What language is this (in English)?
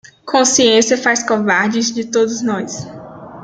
Portuguese